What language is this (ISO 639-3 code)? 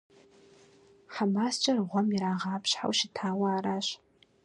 kbd